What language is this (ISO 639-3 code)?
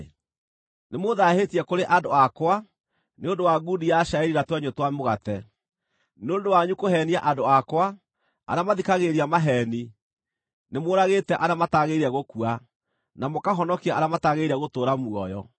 kik